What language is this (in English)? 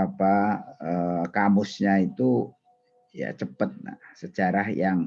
Indonesian